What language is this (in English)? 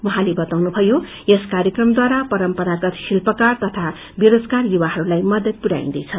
Nepali